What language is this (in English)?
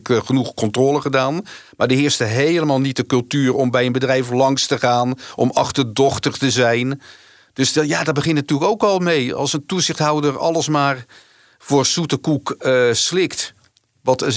Dutch